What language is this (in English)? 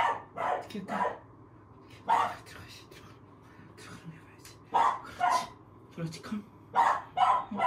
Korean